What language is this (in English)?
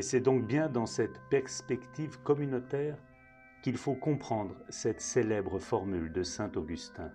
French